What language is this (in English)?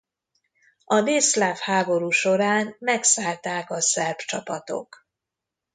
Hungarian